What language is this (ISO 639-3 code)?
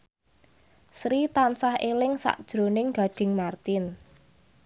jav